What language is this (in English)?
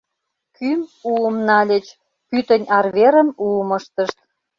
Mari